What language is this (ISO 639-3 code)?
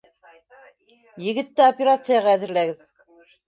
bak